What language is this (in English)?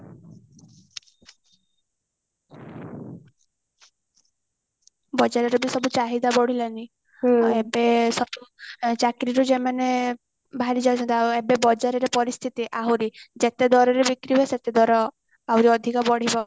Odia